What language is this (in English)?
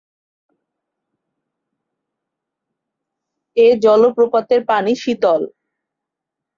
Bangla